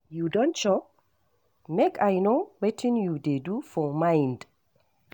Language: Nigerian Pidgin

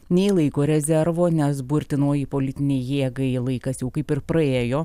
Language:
Lithuanian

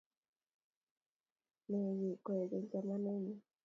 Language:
Kalenjin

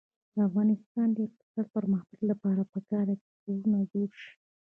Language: Pashto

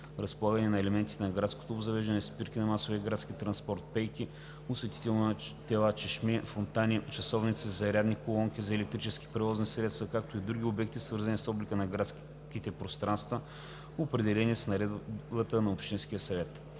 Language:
Bulgarian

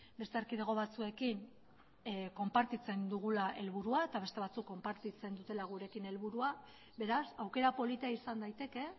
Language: Basque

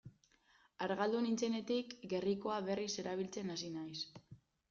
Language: Basque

